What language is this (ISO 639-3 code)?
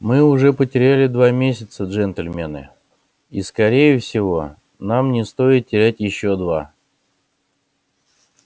rus